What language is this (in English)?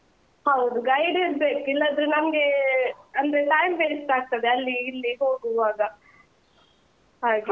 Kannada